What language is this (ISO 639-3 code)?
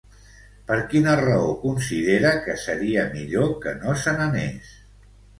cat